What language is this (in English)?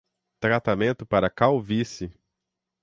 Portuguese